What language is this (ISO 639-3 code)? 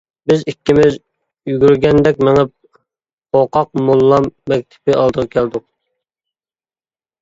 uig